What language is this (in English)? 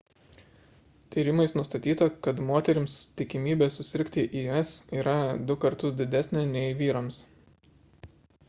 Lithuanian